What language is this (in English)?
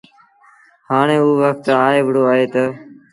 Sindhi Bhil